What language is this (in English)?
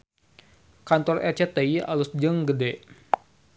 Sundanese